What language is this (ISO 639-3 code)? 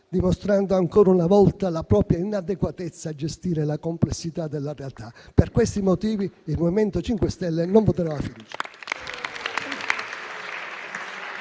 ita